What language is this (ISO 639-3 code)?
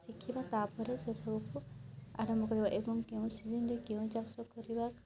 ori